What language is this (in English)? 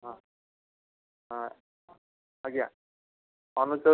Odia